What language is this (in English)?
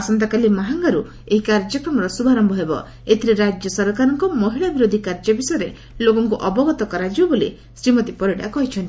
Odia